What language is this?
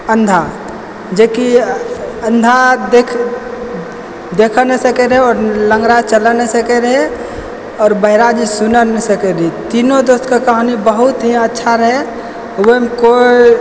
Maithili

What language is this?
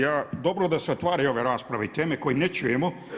Croatian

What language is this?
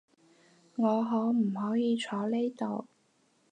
Cantonese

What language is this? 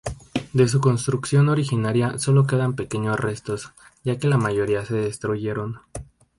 Spanish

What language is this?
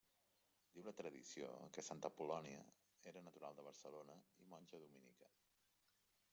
Catalan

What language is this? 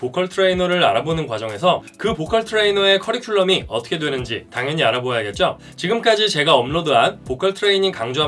Korean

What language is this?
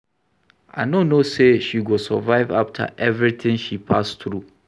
Nigerian Pidgin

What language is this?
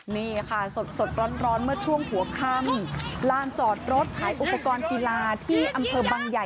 Thai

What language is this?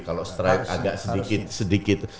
Indonesian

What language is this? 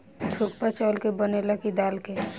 Bhojpuri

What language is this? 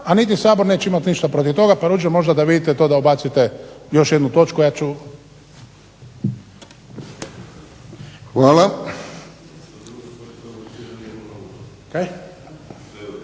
Croatian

